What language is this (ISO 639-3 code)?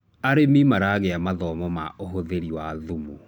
kik